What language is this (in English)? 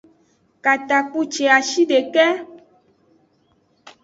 Aja (Benin)